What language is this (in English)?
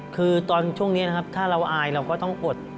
Thai